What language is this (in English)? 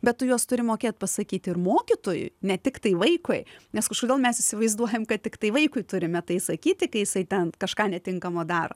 Lithuanian